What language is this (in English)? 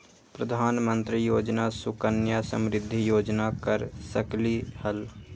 Magahi